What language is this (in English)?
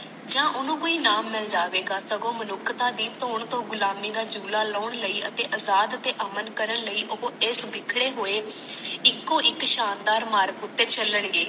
Punjabi